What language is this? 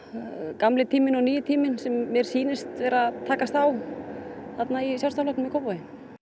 Icelandic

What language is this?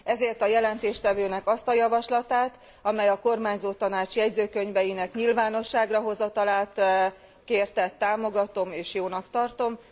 Hungarian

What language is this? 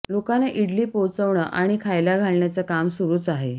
Marathi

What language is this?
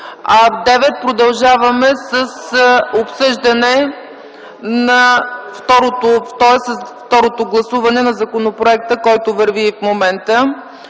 Bulgarian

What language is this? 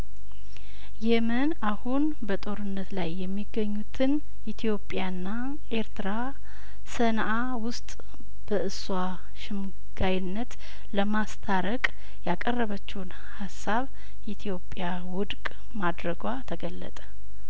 Amharic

